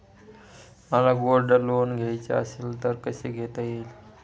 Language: Marathi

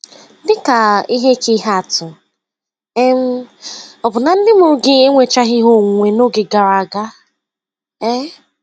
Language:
Igbo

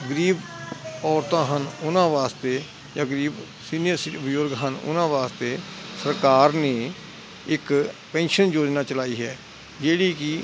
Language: Punjabi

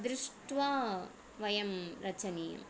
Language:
Sanskrit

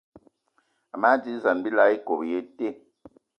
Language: Eton (Cameroon)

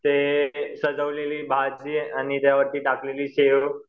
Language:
Marathi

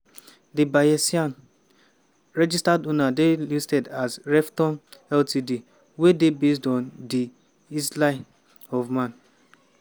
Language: Nigerian Pidgin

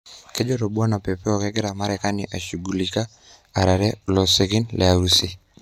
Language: Masai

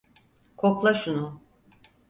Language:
Turkish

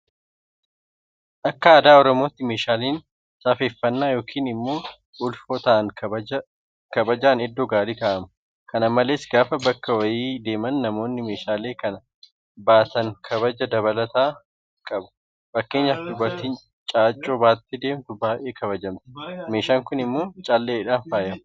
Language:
Oromo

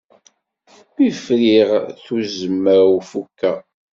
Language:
Kabyle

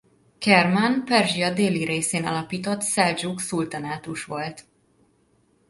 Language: Hungarian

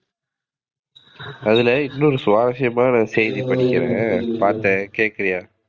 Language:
Tamil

